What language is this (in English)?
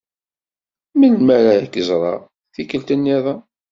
Kabyle